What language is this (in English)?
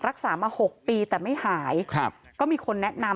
Thai